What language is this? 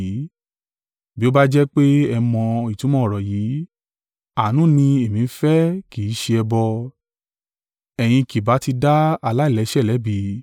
Yoruba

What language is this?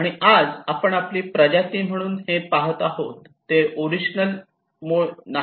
Marathi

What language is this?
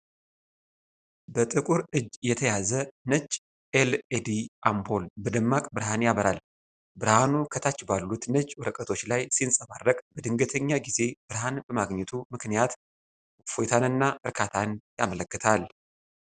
Amharic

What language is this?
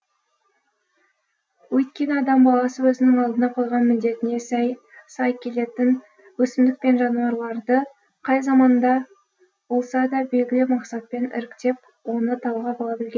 Kazakh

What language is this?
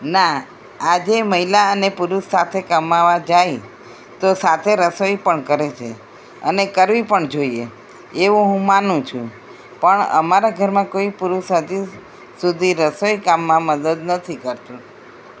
Gujarati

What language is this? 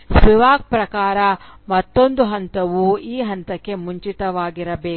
Kannada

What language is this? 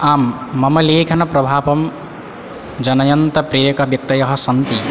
Sanskrit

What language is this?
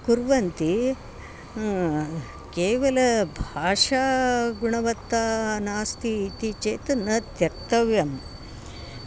Sanskrit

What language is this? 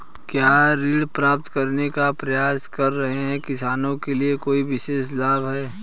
Hindi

